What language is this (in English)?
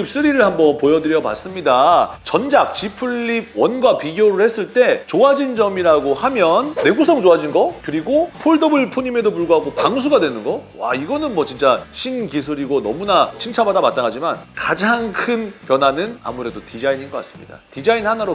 Korean